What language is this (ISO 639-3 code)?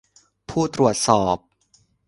tha